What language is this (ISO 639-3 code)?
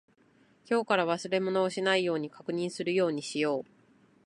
jpn